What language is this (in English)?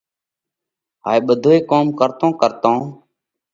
Parkari Koli